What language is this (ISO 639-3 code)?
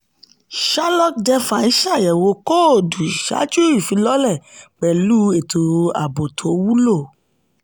yor